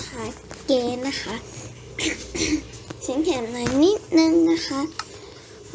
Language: Thai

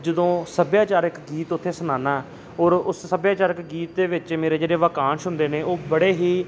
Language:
Punjabi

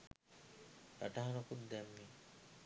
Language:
Sinhala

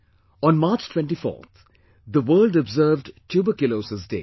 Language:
English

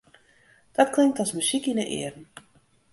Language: Western Frisian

